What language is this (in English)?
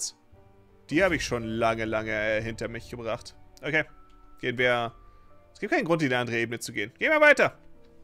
German